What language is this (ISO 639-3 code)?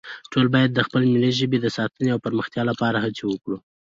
pus